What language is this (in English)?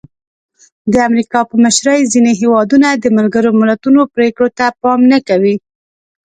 Pashto